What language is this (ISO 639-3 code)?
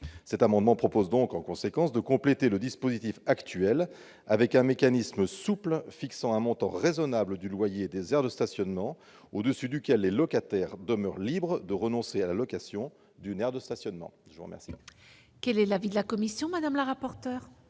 fra